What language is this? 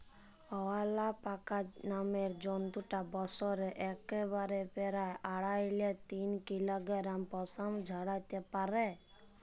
Bangla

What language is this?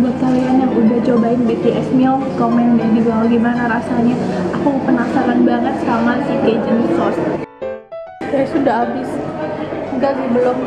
Indonesian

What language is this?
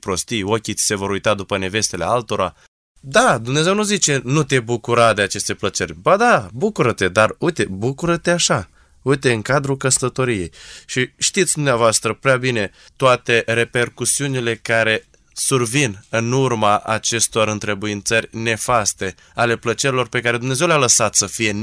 Romanian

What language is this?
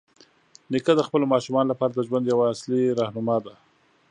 Pashto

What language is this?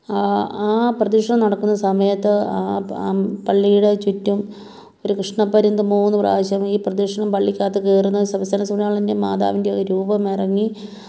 Malayalam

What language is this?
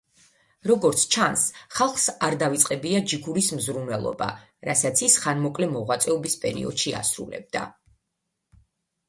Georgian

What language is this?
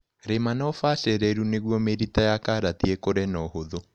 Kikuyu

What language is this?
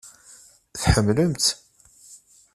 Kabyle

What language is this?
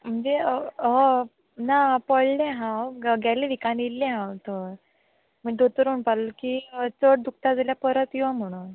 Konkani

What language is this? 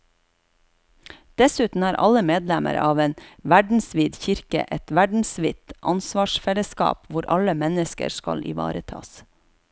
Norwegian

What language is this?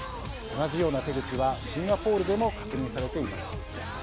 Japanese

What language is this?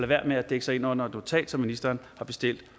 Danish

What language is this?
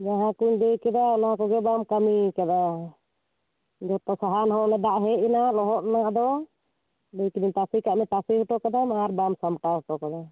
Santali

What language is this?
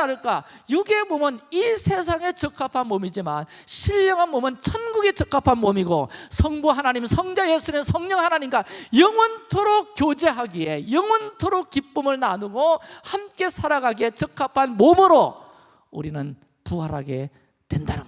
Korean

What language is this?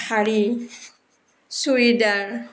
Assamese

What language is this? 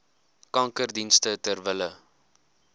Afrikaans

